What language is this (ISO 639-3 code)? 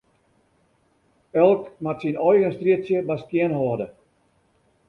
fry